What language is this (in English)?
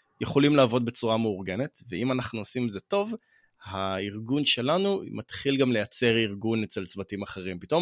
Hebrew